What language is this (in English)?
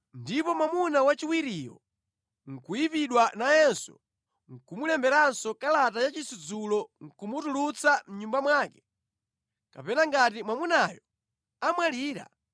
Nyanja